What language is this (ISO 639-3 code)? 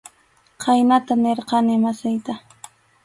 qxu